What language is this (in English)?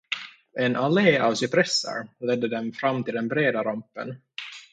Swedish